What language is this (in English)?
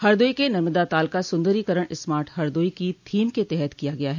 Hindi